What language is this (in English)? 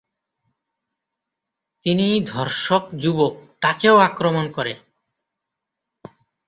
Bangla